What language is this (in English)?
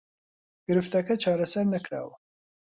Central Kurdish